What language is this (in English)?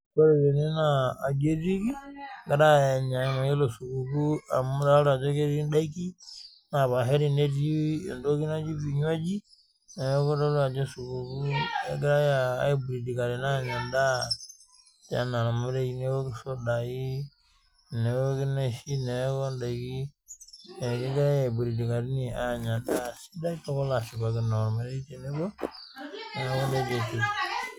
Masai